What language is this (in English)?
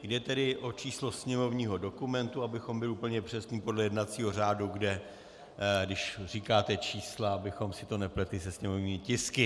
Czech